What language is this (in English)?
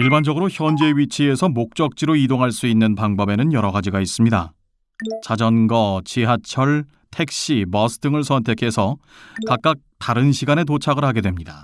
Korean